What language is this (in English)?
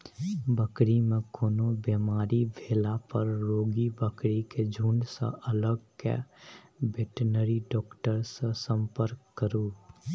Maithili